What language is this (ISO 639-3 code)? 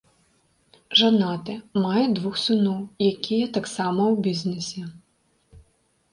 bel